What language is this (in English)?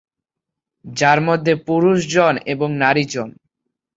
Bangla